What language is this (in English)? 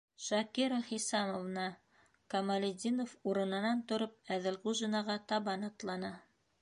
Bashkir